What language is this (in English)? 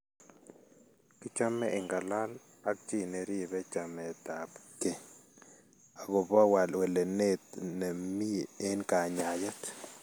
Kalenjin